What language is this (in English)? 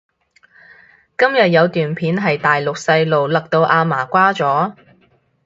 Cantonese